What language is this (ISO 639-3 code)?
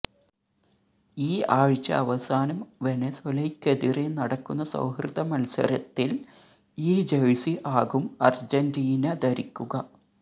mal